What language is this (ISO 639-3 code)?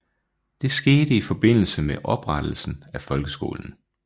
dan